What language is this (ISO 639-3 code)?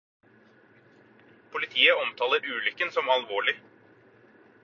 nob